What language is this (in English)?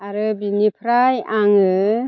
Bodo